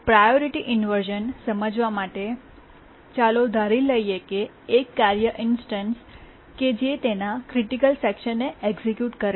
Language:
Gujarati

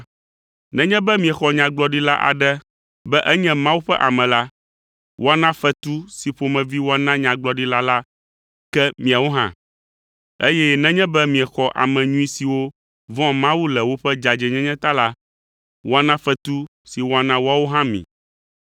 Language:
Ewe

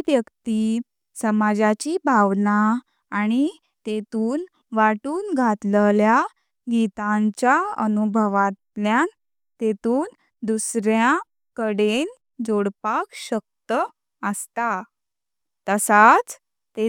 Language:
Konkani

